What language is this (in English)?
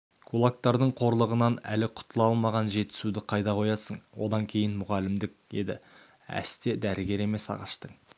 Kazakh